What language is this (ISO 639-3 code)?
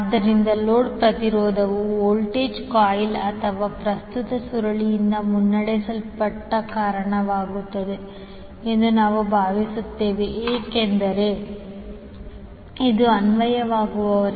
kan